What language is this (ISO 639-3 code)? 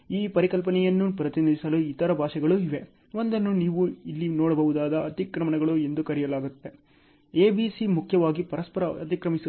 kan